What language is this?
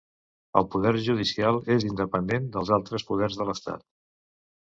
Catalan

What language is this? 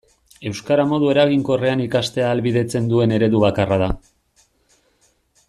Basque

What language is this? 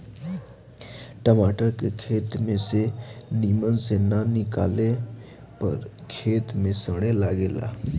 Bhojpuri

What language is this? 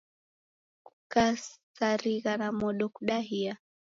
Taita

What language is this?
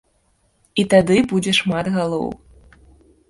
Belarusian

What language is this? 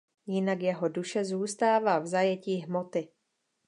Czech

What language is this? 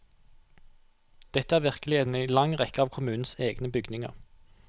Norwegian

